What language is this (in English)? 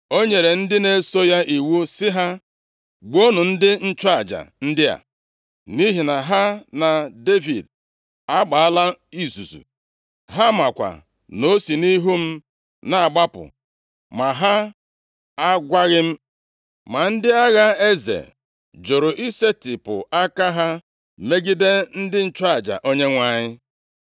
Igbo